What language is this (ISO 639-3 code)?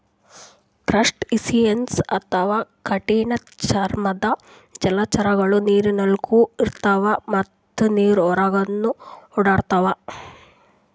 kan